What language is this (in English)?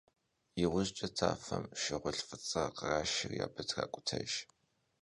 Kabardian